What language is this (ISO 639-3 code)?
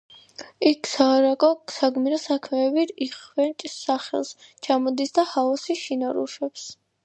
kat